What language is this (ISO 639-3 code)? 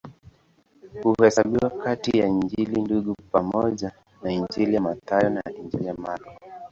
swa